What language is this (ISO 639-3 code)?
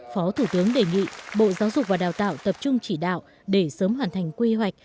vie